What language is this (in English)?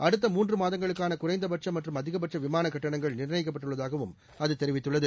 Tamil